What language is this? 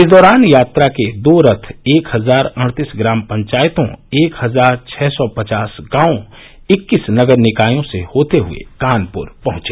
Hindi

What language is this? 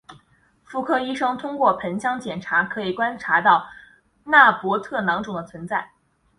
Chinese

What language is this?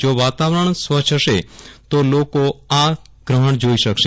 Gujarati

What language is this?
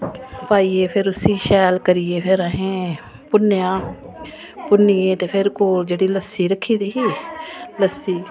Dogri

